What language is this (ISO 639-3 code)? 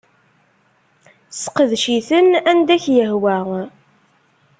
kab